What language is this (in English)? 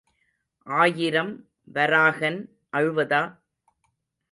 Tamil